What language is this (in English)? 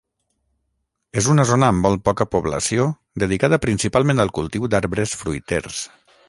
Catalan